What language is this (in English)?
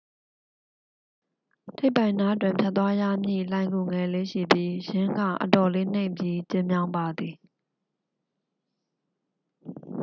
Burmese